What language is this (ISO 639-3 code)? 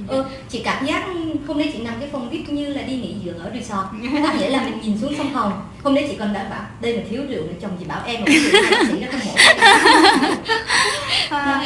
vie